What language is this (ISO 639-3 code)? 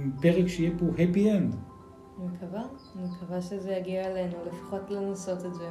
heb